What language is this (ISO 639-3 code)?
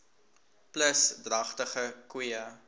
afr